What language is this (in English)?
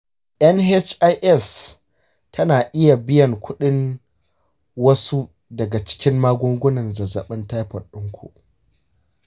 Hausa